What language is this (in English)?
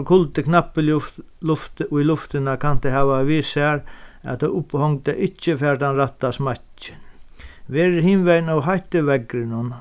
Faroese